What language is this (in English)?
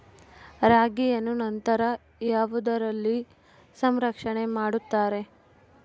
Kannada